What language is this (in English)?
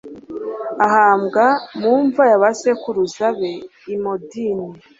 Kinyarwanda